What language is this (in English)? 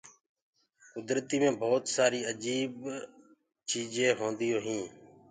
Gurgula